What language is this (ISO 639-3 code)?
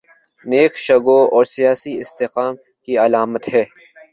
urd